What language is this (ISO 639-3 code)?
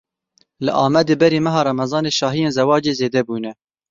kur